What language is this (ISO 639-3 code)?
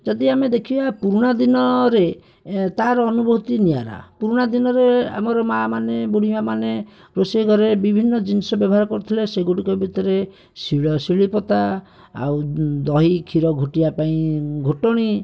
ori